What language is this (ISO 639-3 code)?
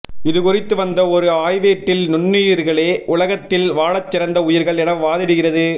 tam